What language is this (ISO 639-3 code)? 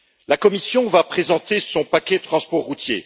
fra